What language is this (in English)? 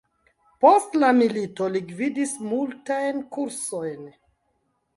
Esperanto